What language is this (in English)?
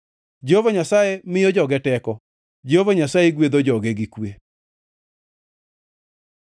Luo (Kenya and Tanzania)